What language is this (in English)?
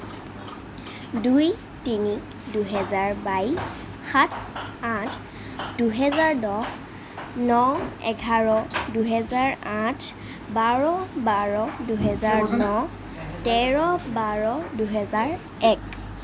Assamese